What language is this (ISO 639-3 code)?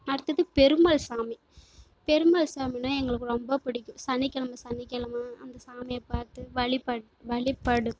tam